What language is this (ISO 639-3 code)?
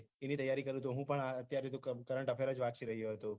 guj